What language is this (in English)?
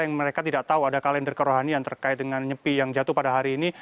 Indonesian